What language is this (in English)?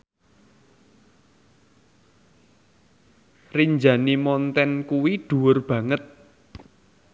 Javanese